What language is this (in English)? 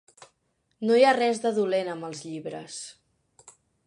Catalan